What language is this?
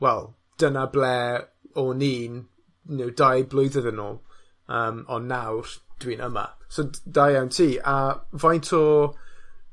Welsh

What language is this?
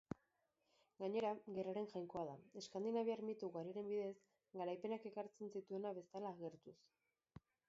Basque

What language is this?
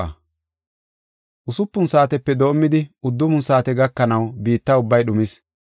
Gofa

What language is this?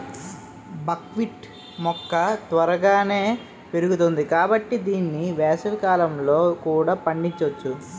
Telugu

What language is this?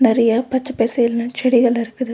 Tamil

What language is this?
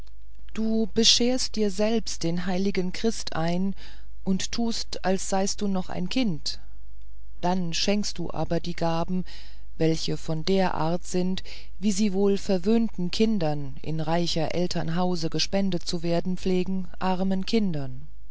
German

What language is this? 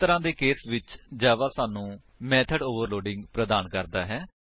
Punjabi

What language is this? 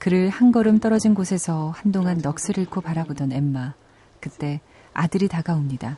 Korean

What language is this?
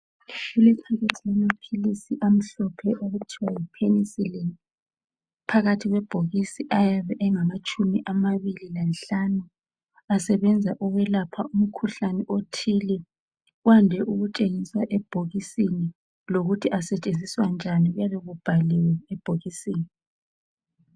North Ndebele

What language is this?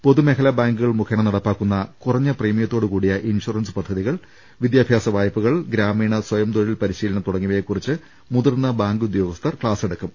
Malayalam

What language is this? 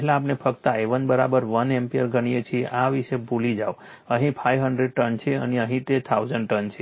Gujarati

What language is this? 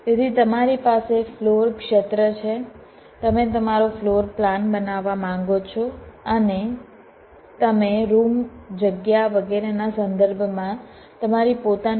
Gujarati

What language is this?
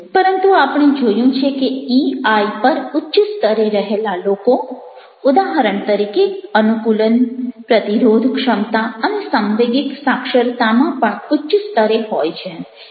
Gujarati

